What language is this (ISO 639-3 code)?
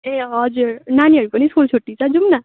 nep